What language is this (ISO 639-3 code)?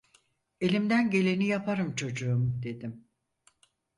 tur